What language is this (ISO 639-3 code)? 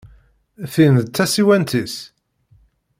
kab